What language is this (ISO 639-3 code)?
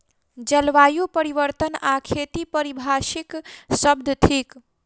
mai